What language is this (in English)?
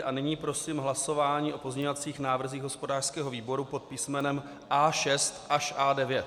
Czech